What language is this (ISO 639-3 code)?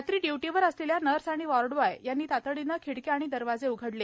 mar